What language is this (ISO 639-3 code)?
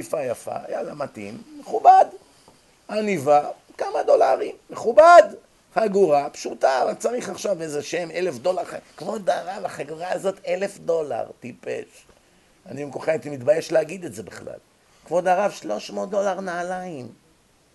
heb